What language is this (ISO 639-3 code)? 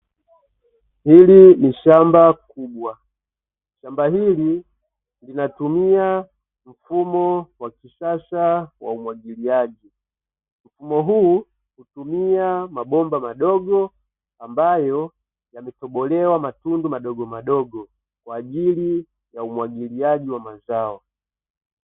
swa